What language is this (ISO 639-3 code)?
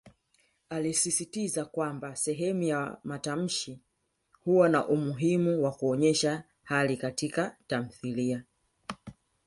swa